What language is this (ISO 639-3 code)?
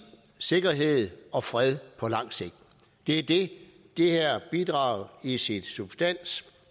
dan